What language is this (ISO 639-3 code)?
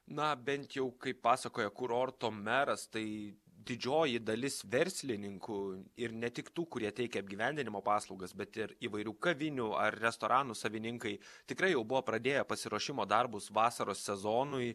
lit